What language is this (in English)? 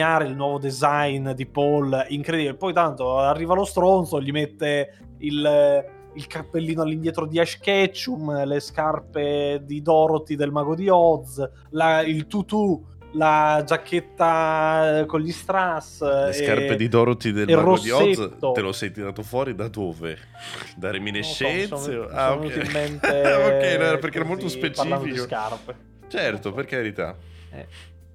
Italian